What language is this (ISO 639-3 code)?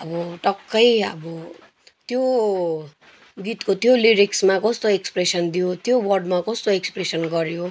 nep